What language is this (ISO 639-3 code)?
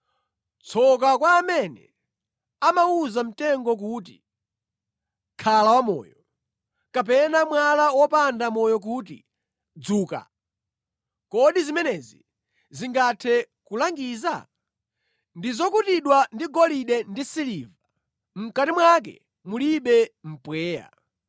nya